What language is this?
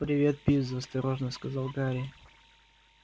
Russian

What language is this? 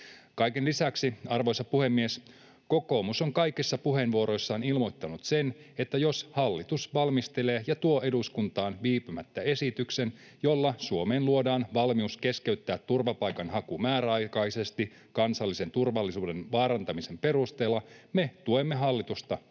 Finnish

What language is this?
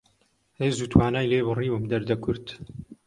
Central Kurdish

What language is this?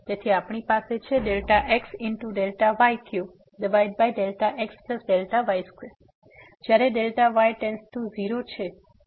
Gujarati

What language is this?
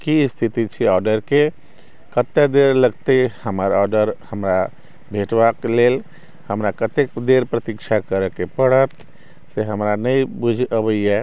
Maithili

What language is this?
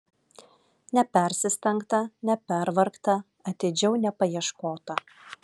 Lithuanian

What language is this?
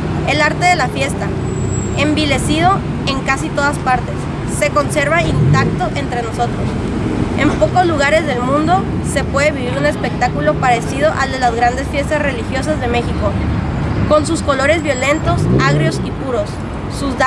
Spanish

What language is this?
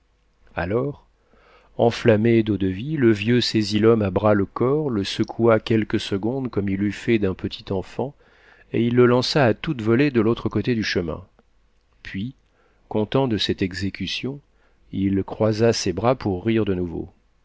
French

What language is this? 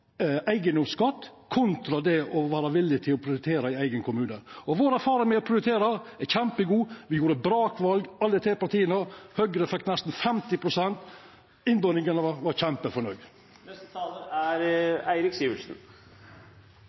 Norwegian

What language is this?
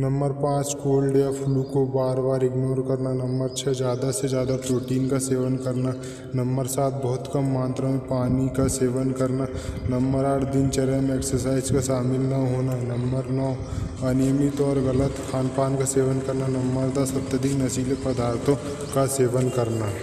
Hindi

